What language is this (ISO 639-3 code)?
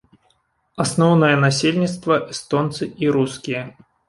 bel